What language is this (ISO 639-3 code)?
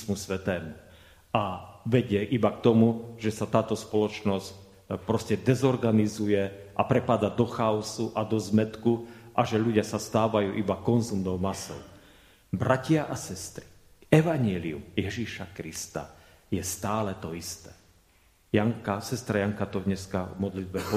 slk